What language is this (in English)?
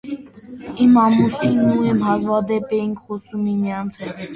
Armenian